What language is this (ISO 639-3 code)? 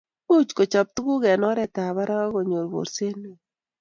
kln